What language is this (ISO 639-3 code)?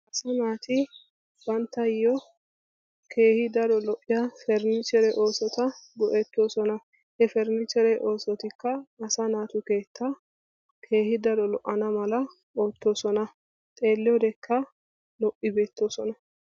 wal